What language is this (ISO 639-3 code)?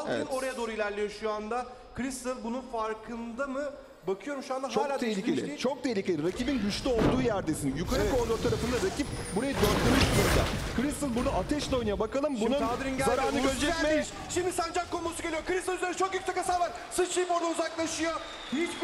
tur